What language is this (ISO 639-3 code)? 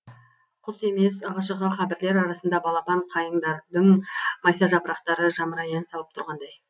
kaz